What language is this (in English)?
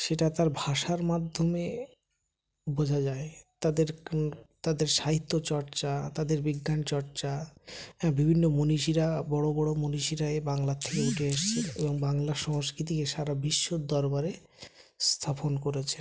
Bangla